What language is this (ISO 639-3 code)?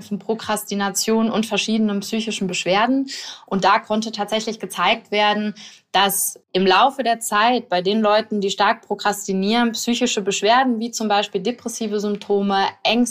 deu